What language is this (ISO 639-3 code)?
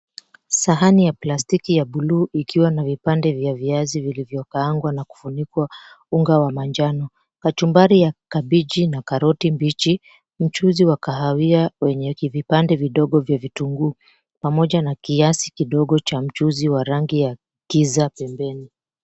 swa